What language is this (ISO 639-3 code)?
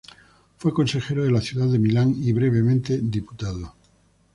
spa